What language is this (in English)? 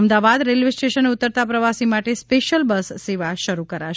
Gujarati